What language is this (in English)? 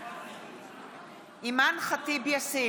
Hebrew